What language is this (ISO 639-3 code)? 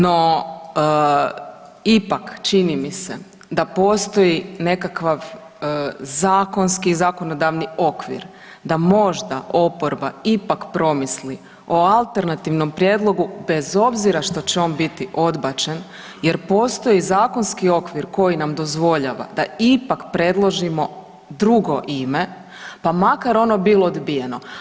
hrv